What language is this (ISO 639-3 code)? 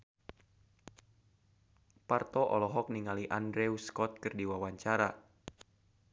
sun